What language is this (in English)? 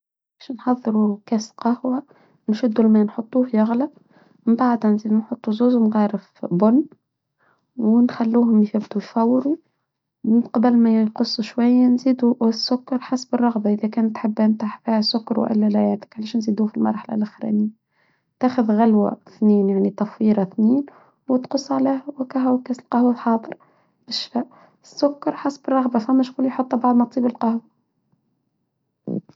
Tunisian Arabic